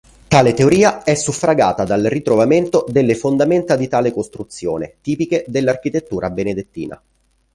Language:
Italian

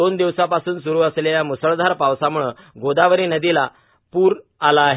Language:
Marathi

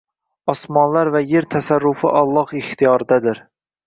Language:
Uzbek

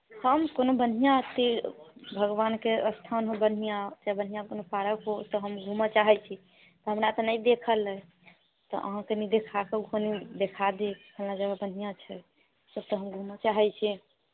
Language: Maithili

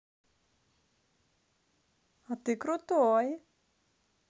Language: Russian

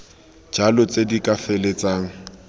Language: Tswana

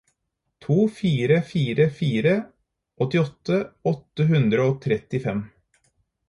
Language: Norwegian Bokmål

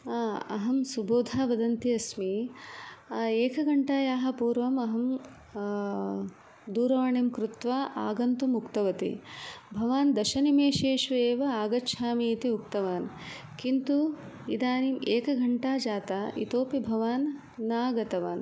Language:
Sanskrit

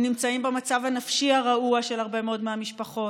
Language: Hebrew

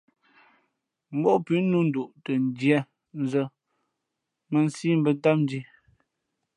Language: Fe'fe'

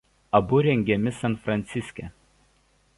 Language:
Lithuanian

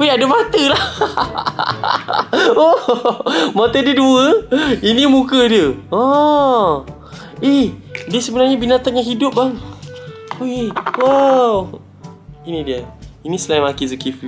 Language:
Malay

